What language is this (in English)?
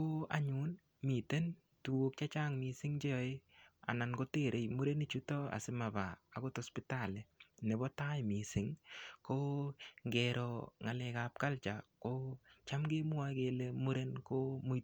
Kalenjin